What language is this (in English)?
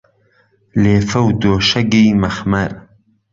Central Kurdish